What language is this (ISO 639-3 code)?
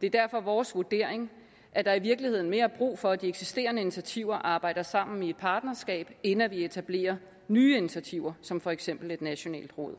dan